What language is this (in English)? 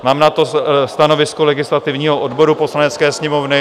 Czech